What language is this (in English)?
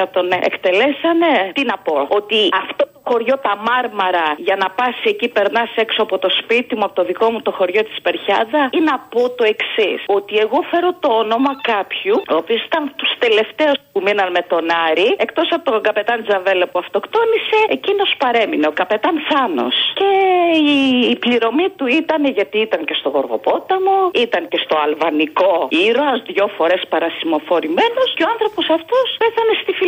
Greek